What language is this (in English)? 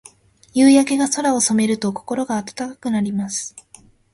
Japanese